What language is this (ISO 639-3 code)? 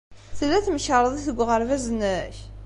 kab